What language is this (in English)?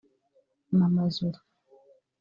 Kinyarwanda